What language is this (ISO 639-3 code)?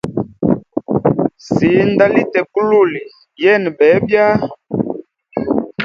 hem